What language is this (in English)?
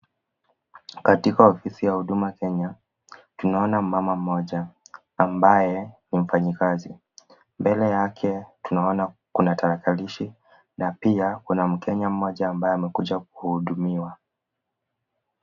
Swahili